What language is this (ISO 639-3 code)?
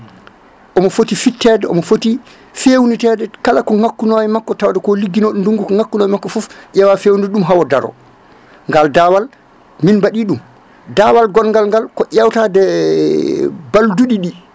ful